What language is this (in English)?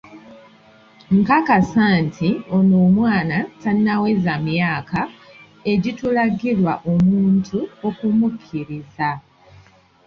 Ganda